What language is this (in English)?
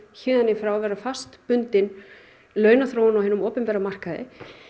Icelandic